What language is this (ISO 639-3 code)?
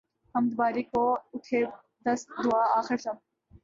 urd